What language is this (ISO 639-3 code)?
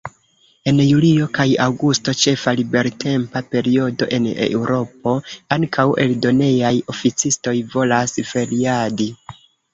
epo